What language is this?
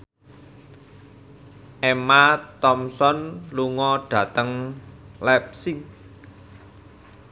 Javanese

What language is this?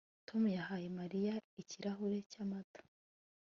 Kinyarwanda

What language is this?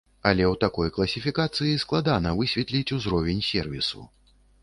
Belarusian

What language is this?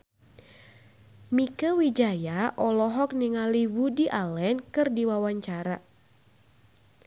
Sundanese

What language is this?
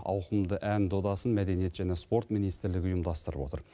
Kazakh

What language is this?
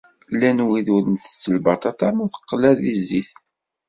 Kabyle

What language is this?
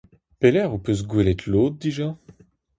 Breton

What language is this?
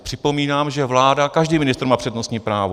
Czech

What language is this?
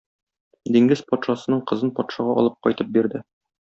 Tatar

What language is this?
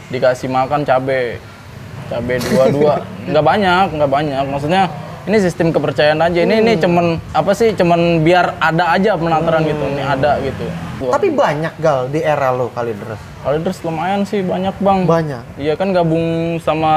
Indonesian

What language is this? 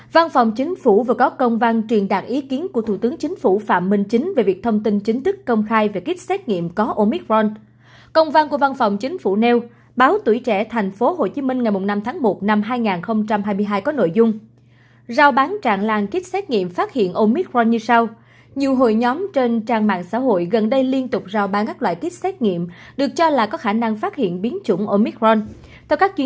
Vietnamese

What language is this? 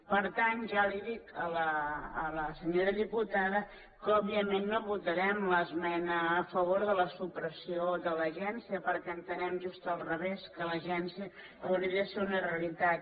Catalan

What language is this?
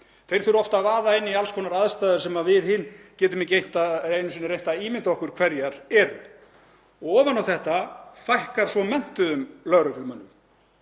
Icelandic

